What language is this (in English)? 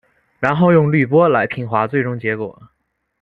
Chinese